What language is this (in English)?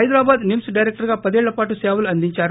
Telugu